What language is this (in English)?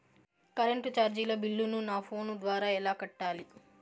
Telugu